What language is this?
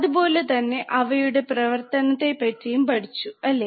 Malayalam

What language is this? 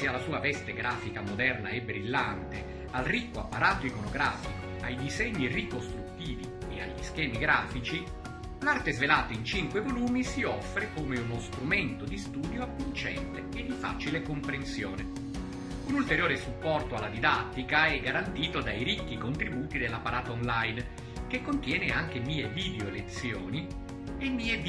Italian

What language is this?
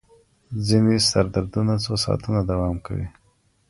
Pashto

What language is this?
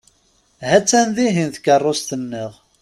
Kabyle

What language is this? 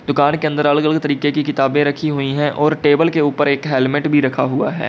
Hindi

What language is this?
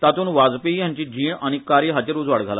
Konkani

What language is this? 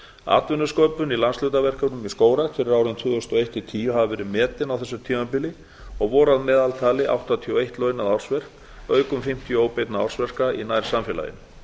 Icelandic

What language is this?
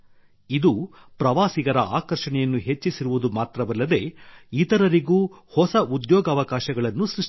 Kannada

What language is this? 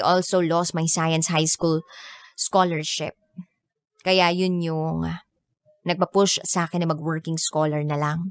Filipino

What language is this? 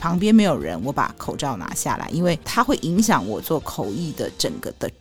Chinese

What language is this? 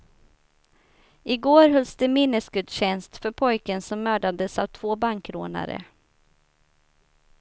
Swedish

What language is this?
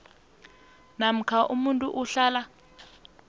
South Ndebele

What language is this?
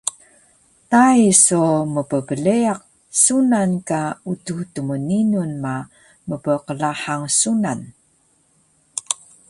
Taroko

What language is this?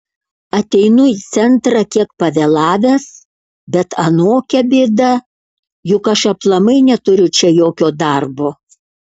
Lithuanian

